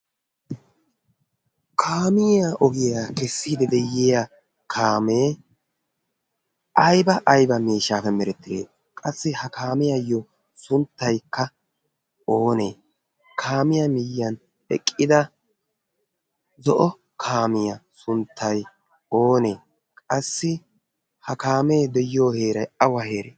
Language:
Wolaytta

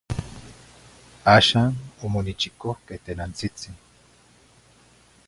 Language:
Zacatlán-Ahuacatlán-Tepetzintla Nahuatl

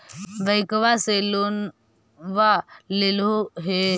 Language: Magahi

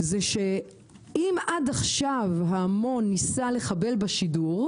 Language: Hebrew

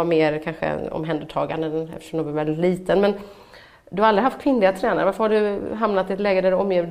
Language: Swedish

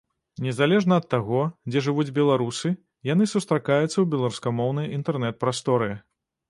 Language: Belarusian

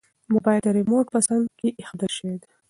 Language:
Pashto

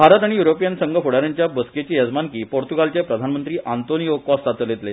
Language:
Konkani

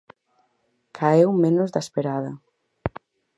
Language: Galician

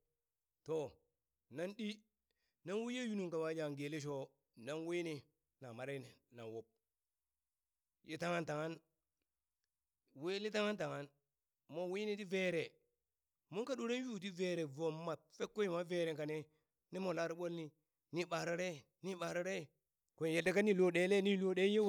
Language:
Burak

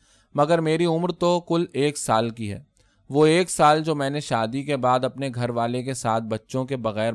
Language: Urdu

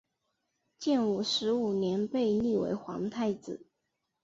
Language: Chinese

